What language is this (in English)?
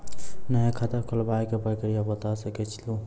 Maithili